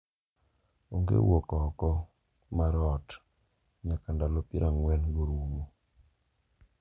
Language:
Luo (Kenya and Tanzania)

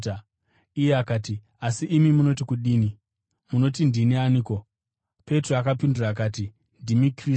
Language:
Shona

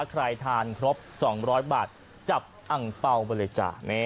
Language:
Thai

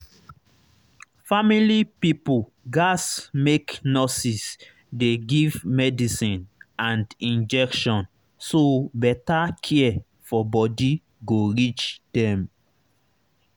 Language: Nigerian Pidgin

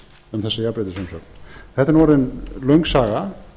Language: Icelandic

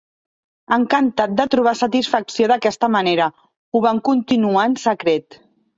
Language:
Catalan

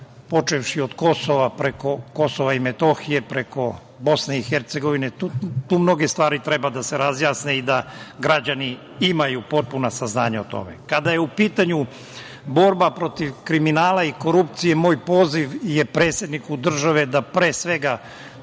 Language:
Serbian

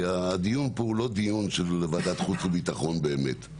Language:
Hebrew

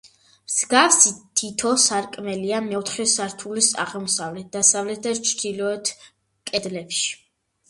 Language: Georgian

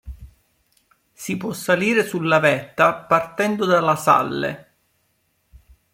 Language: Italian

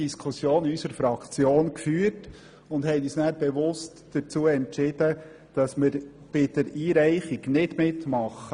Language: Swiss German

